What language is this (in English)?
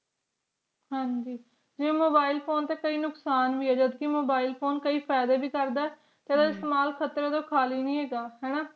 Punjabi